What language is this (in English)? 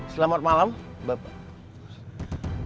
Indonesian